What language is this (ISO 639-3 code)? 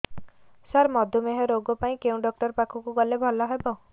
ori